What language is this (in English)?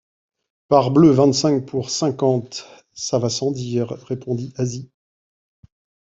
French